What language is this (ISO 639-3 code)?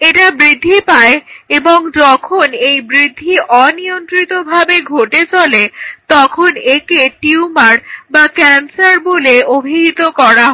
ben